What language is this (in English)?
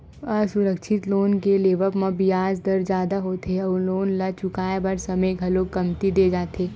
Chhattisgarhi